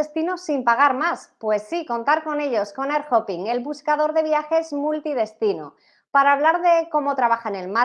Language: Spanish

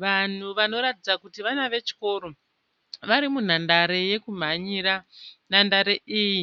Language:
Shona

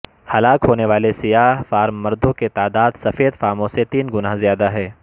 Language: Urdu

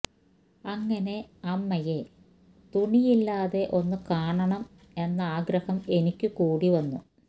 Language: Malayalam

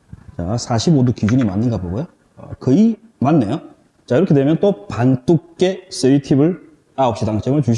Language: Korean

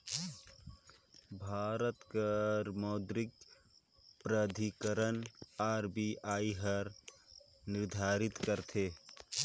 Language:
Chhattisgarhi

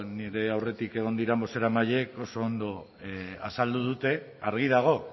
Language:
Basque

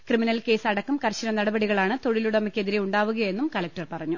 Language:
Malayalam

